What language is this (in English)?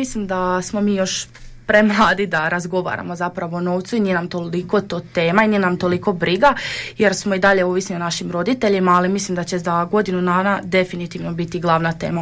Croatian